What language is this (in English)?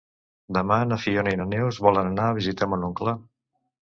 Catalan